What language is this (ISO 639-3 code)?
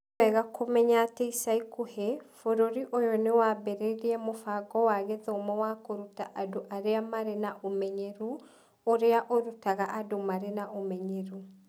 kik